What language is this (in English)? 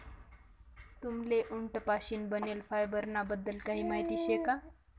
Marathi